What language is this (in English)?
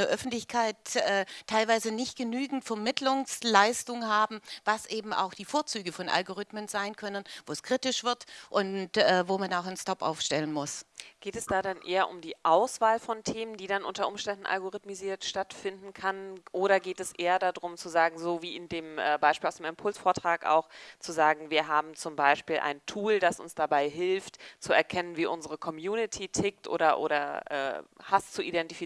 German